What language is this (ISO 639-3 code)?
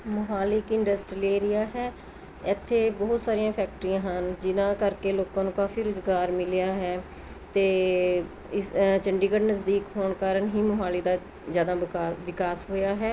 pan